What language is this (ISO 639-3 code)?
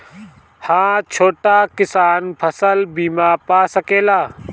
bho